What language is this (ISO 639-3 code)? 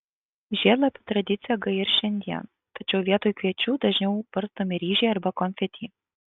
lit